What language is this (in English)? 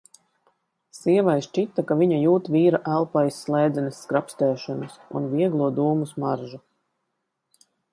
Latvian